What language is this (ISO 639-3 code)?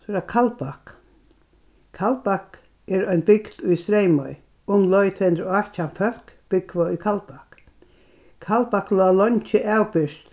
fao